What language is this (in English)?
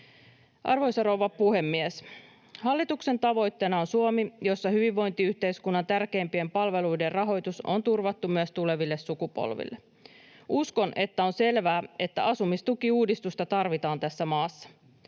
Finnish